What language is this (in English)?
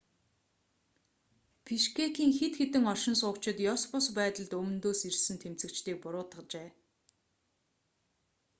Mongolian